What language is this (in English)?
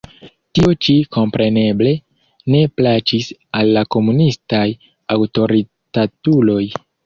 Esperanto